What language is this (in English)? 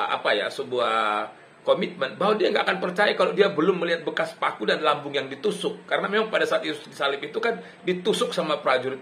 Indonesian